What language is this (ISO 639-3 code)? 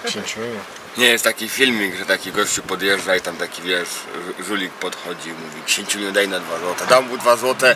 pol